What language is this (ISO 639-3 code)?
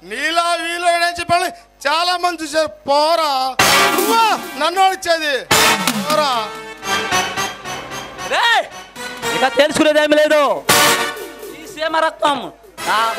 ara